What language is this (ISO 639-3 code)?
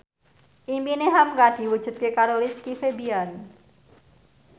jav